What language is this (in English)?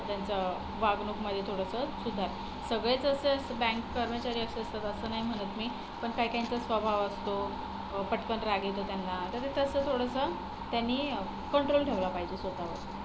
Marathi